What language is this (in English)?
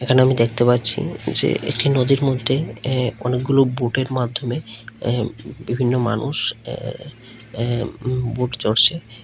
Bangla